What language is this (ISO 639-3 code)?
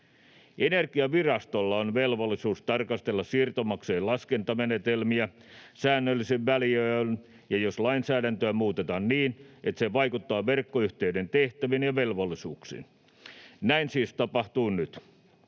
fin